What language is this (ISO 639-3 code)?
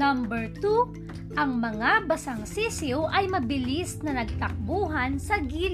fil